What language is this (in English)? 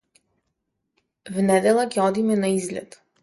Macedonian